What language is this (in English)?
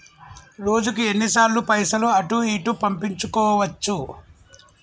Telugu